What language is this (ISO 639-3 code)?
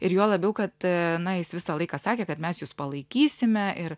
lit